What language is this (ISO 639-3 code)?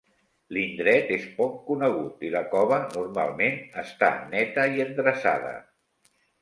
cat